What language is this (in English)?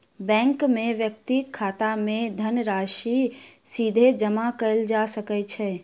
Maithili